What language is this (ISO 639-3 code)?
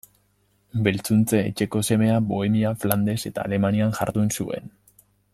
eus